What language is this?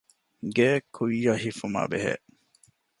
Divehi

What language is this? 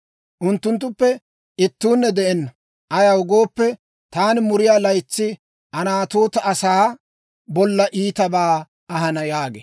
Dawro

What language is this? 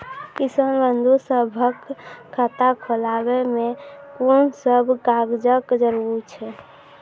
Maithili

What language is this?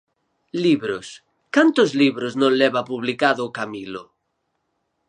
Galician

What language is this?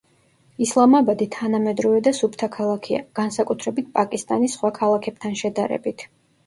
Georgian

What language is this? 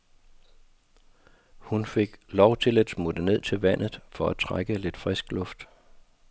Danish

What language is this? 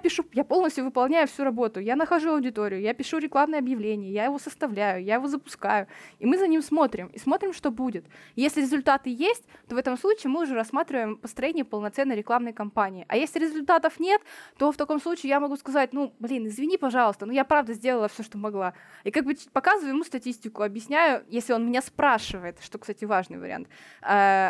Russian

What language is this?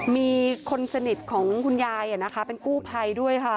Thai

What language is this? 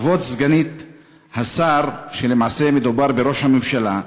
Hebrew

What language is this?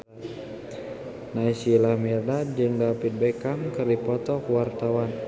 Sundanese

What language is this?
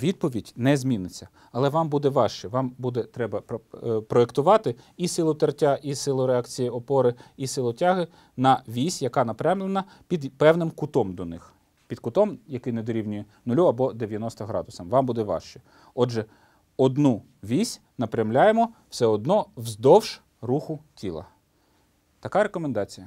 Ukrainian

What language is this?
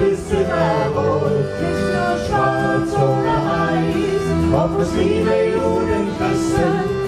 German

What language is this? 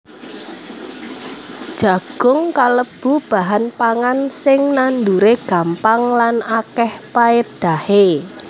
Javanese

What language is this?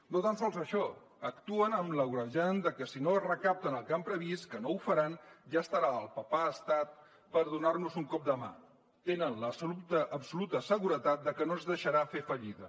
Catalan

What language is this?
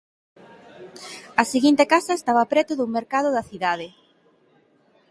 Galician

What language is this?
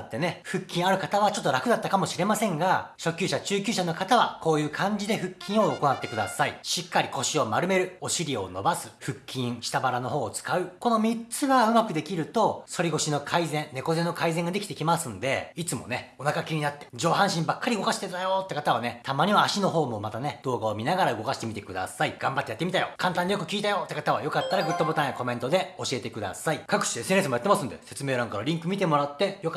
Japanese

